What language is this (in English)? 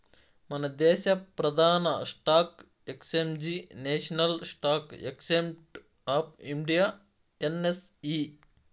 Telugu